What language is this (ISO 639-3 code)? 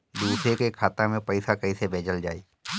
bho